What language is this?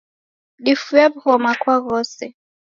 Taita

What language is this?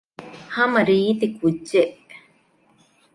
Divehi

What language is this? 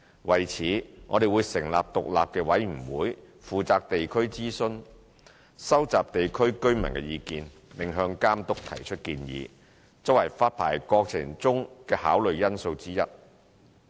Cantonese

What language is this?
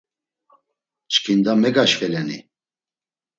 Laz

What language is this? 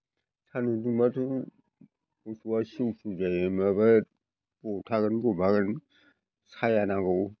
Bodo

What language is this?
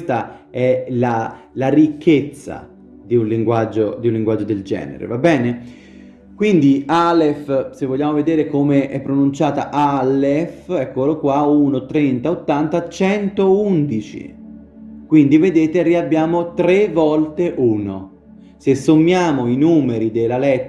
Italian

